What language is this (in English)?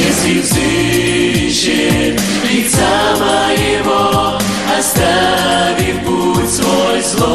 Romanian